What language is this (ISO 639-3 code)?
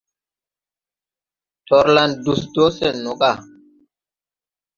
tui